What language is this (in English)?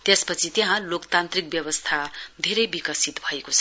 Nepali